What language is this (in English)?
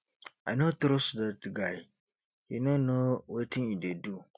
Nigerian Pidgin